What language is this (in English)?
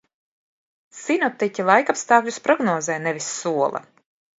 Latvian